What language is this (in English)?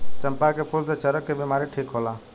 Bhojpuri